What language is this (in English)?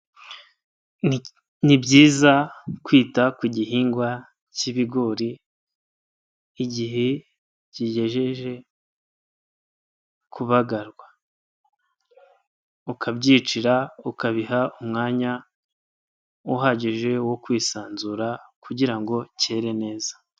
Kinyarwanda